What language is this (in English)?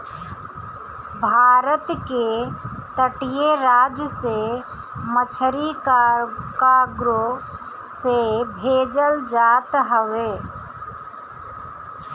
Bhojpuri